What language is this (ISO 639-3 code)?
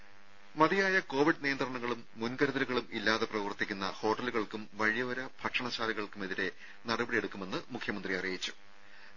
mal